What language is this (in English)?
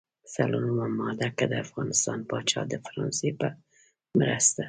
Pashto